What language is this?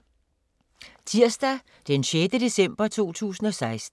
Danish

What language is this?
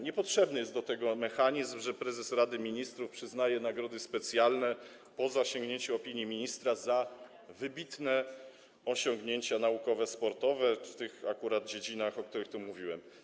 Polish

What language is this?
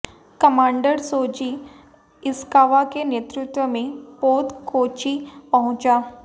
Hindi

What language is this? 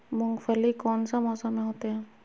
Magahi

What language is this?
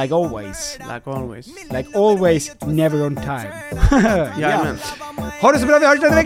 Swedish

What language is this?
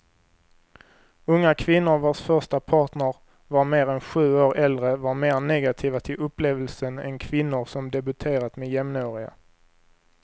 Swedish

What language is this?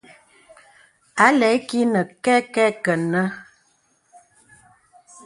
Bebele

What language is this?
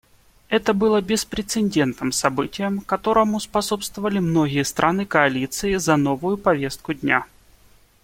Russian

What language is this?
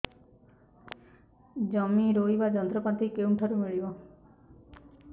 Odia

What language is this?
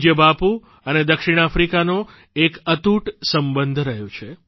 Gujarati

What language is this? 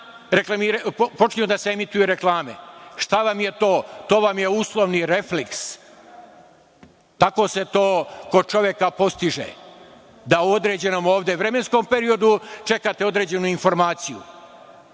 Serbian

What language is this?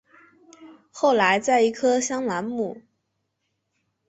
Chinese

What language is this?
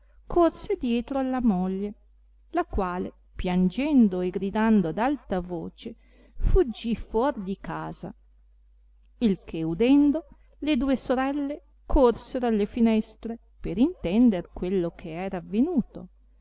Italian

